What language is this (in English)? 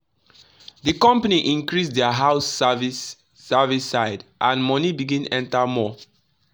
Nigerian Pidgin